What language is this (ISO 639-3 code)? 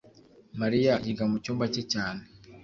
kin